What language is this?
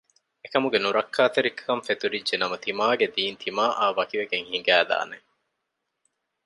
Divehi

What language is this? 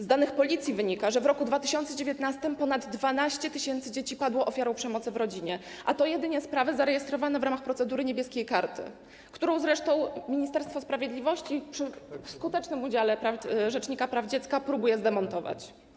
Polish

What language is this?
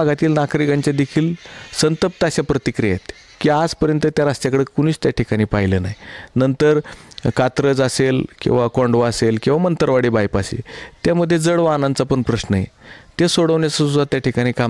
Marathi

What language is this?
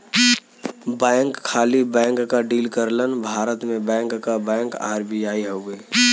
Bhojpuri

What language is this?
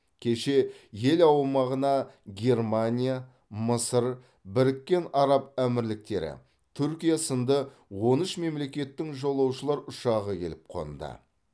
Kazakh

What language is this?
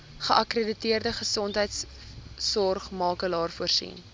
Afrikaans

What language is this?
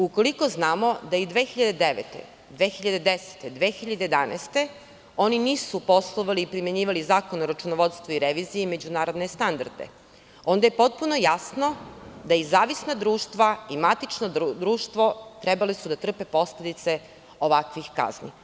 Serbian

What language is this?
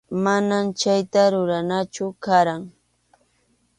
Arequipa-La Unión Quechua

